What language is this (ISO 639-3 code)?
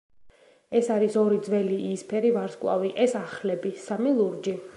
kat